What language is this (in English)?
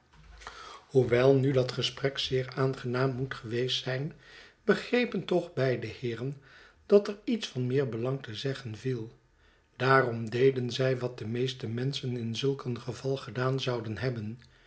Dutch